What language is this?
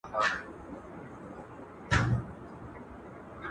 Pashto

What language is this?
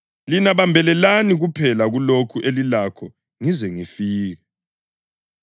North Ndebele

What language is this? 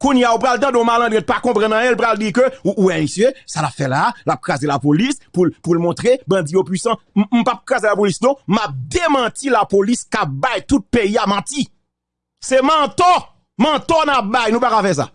French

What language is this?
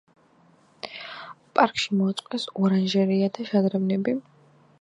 Georgian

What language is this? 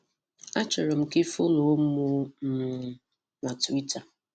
Igbo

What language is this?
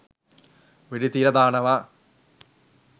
Sinhala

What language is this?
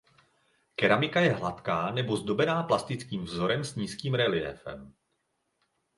Czech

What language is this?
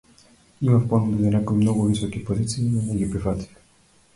Macedonian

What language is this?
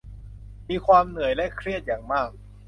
Thai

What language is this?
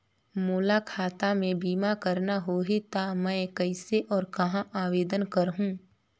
Chhattisgarhi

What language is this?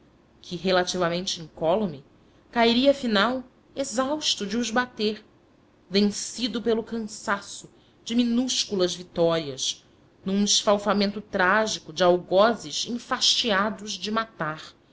Portuguese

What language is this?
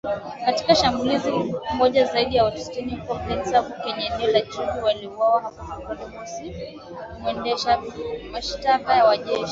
Swahili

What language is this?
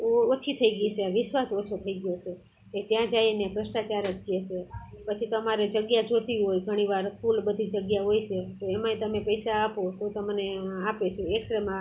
Gujarati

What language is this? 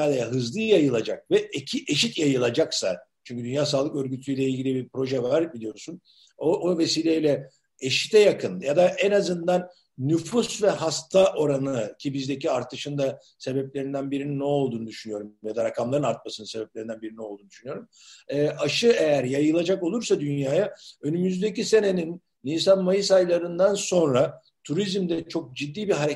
Turkish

